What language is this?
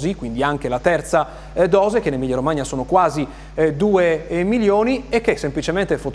Italian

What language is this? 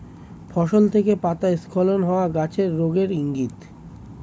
Bangla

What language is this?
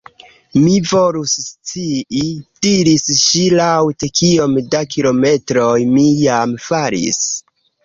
Esperanto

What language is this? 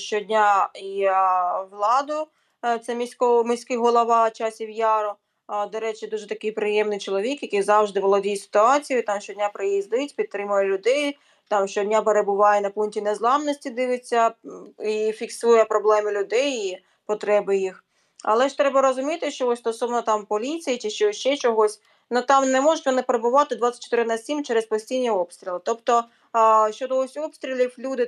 Ukrainian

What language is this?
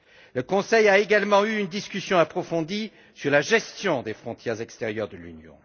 French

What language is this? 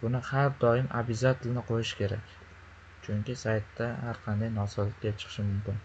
Uzbek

